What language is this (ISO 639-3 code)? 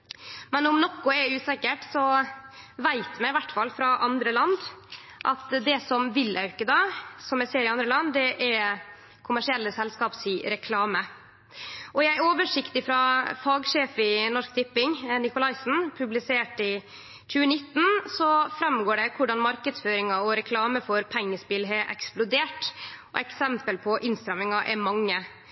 nno